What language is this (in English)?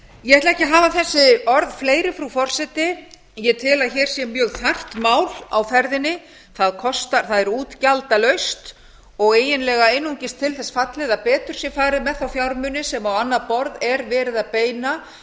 Icelandic